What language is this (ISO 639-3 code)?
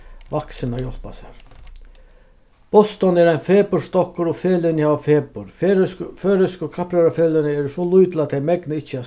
fao